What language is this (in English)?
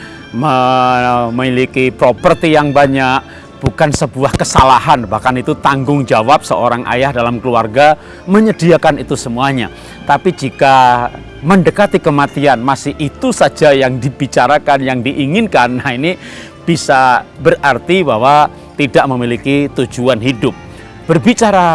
Indonesian